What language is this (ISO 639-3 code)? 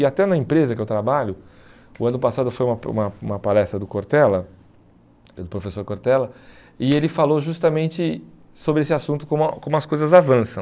por